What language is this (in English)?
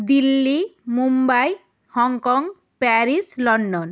Bangla